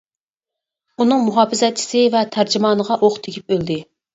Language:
Uyghur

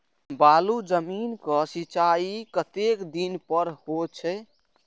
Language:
Maithili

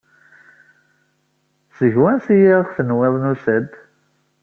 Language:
Kabyle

